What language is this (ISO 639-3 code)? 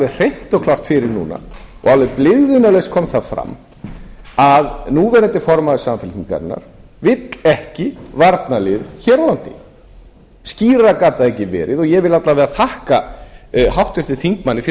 isl